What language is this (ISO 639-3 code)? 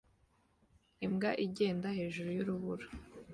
kin